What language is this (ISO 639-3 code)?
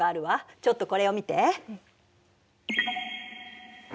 jpn